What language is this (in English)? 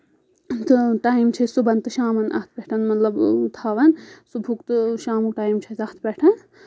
Kashmiri